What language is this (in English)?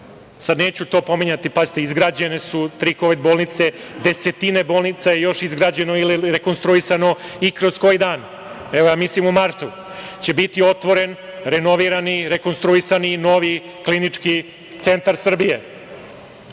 Serbian